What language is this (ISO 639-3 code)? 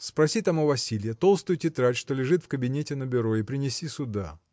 rus